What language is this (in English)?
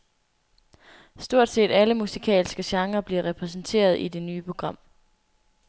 Danish